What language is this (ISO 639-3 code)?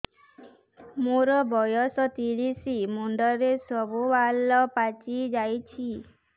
ori